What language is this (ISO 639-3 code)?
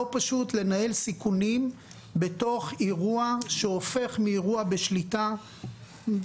heb